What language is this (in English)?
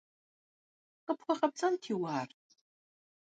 Kabardian